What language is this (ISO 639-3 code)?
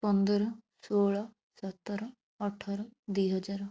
ori